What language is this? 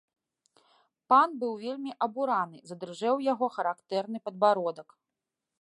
Belarusian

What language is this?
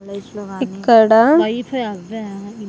Telugu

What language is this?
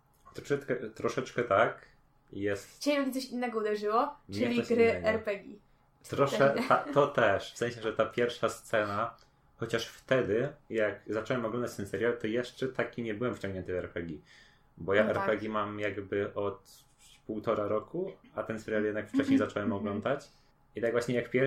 Polish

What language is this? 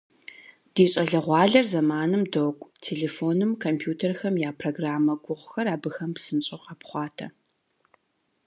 Kabardian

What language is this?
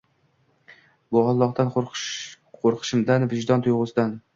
Uzbek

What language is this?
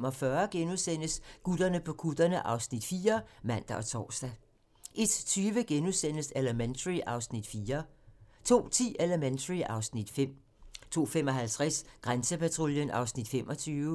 Danish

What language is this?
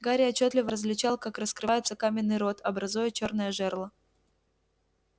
Russian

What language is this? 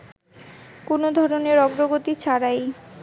Bangla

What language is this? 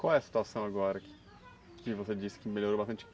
Portuguese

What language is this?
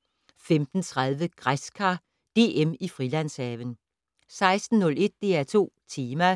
Danish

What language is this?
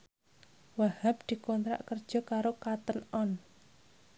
Javanese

